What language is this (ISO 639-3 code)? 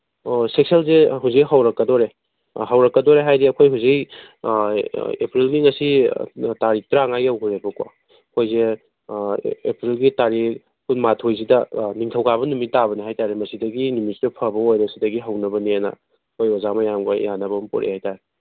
mni